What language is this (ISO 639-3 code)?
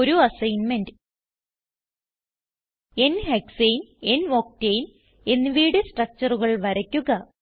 mal